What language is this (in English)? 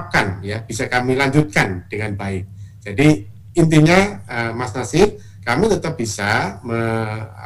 Indonesian